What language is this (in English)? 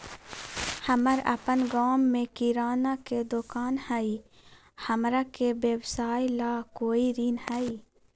Magahi